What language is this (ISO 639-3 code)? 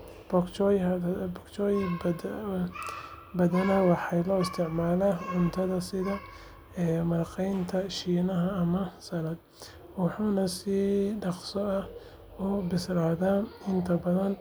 som